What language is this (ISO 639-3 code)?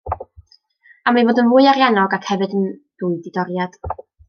cym